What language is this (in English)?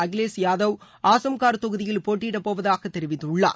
Tamil